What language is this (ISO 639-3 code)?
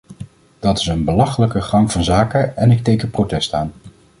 nld